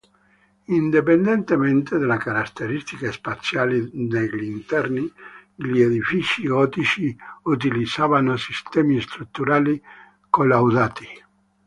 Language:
Italian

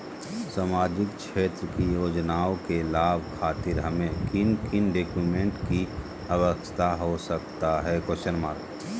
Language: Magahi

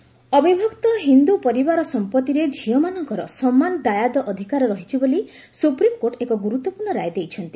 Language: Odia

